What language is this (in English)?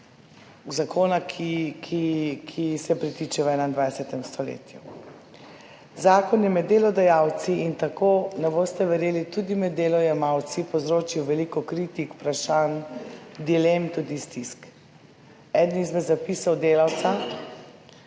Slovenian